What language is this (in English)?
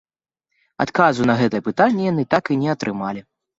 Belarusian